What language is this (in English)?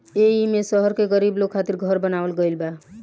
Bhojpuri